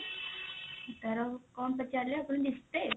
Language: Odia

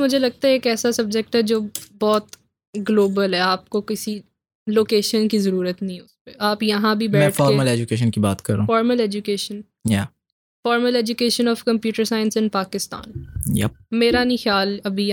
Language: Urdu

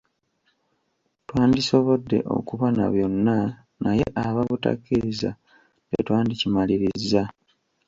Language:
Ganda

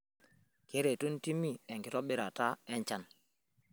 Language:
Masai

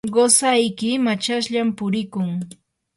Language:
Yanahuanca Pasco Quechua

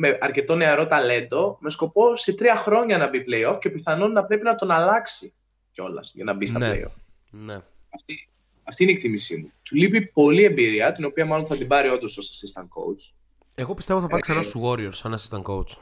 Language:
Greek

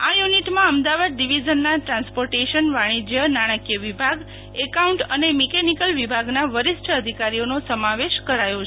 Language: Gujarati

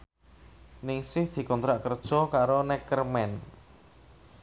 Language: Javanese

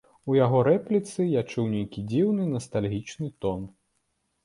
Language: Belarusian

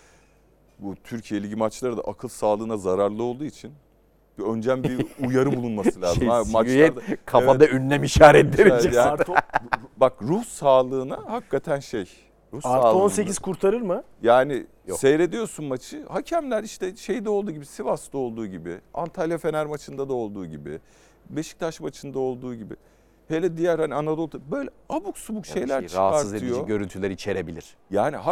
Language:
Turkish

